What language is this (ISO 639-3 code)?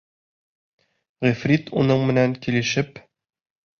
bak